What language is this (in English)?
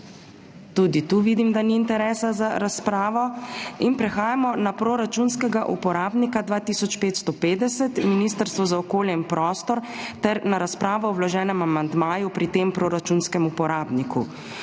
Slovenian